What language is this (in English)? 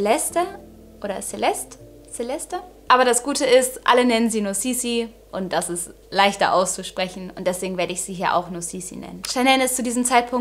German